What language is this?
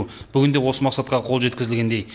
Kazakh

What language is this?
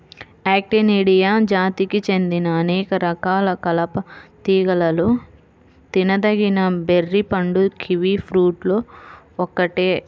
Telugu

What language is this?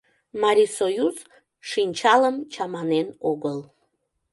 Mari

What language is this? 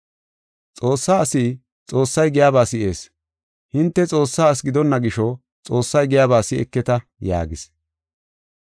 Gofa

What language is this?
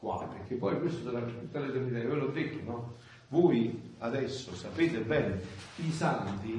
Italian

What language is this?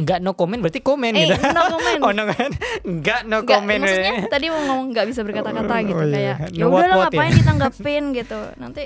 Indonesian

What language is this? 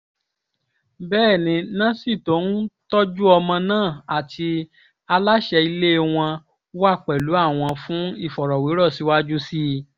Yoruba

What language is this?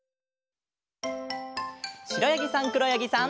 Japanese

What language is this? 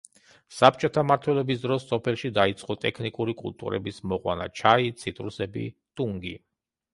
Georgian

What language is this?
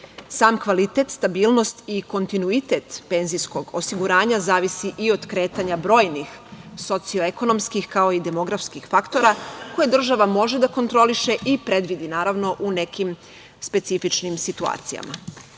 Serbian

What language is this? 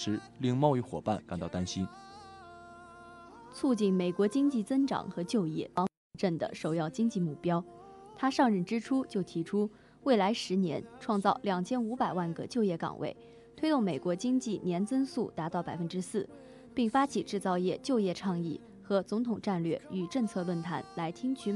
Chinese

